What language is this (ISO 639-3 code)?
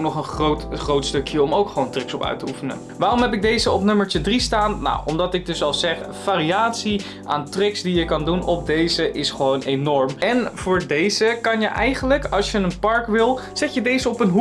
nld